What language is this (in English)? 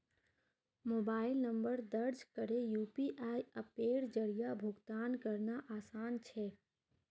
Magahi